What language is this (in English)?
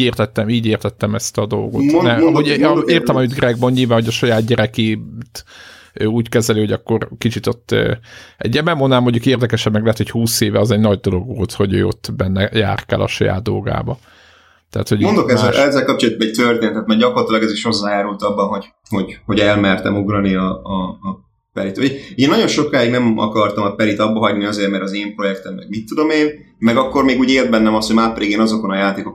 Hungarian